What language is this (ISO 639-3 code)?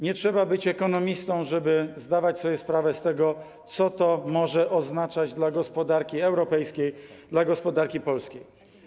pol